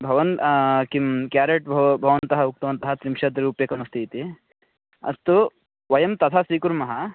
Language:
Sanskrit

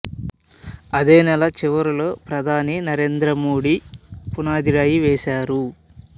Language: Telugu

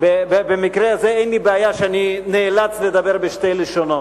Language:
Hebrew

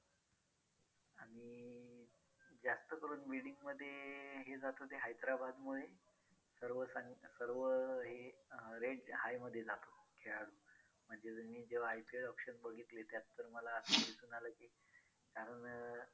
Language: Marathi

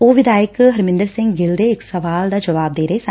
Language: Punjabi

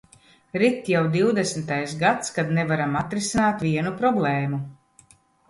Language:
Latvian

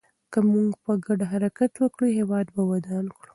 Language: Pashto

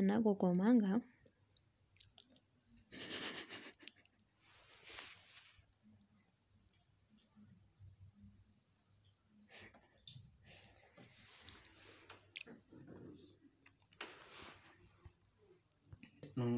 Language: Masai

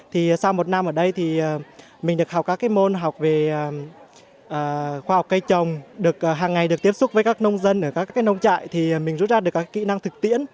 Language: Vietnamese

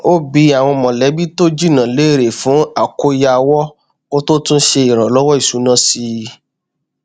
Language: Yoruba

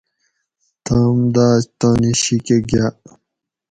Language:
Gawri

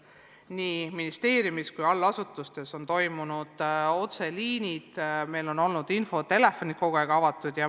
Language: Estonian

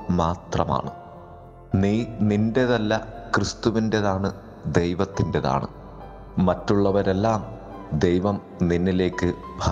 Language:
Malayalam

